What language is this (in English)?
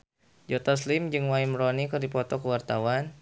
Sundanese